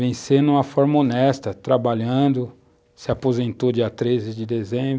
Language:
Portuguese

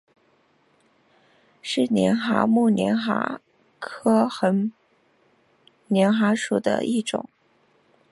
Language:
Chinese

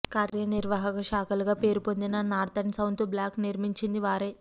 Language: Telugu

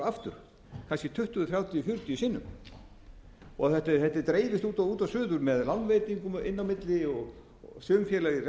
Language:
Icelandic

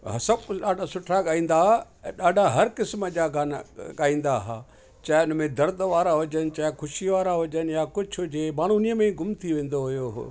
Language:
Sindhi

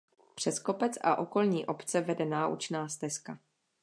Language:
Czech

